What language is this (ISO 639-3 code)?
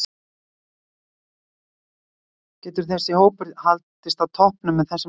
isl